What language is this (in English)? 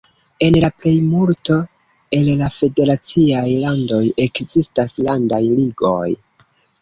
Esperanto